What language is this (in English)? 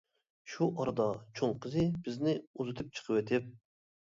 Uyghur